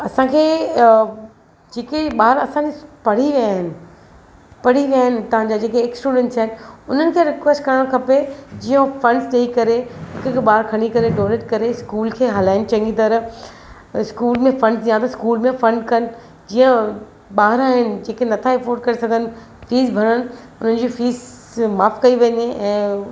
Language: Sindhi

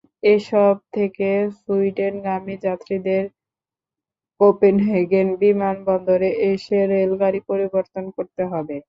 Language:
Bangla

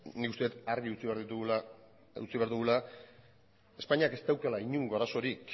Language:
Basque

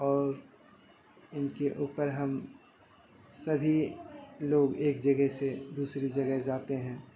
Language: Urdu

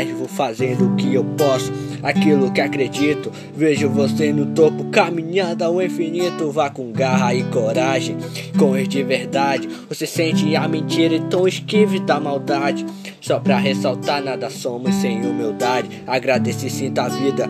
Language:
Portuguese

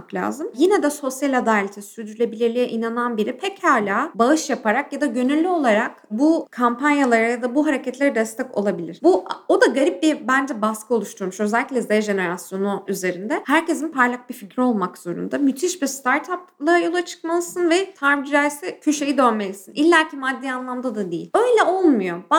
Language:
Turkish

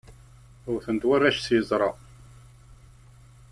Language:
Kabyle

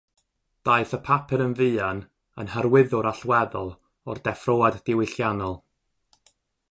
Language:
Welsh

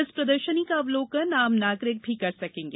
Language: Hindi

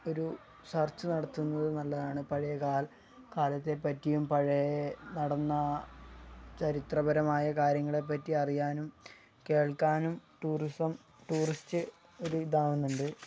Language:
Malayalam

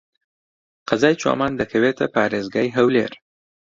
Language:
Central Kurdish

